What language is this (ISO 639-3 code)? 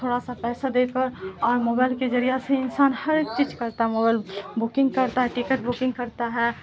urd